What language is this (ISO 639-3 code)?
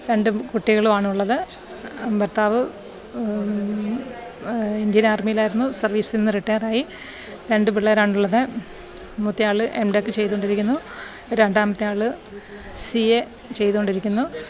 mal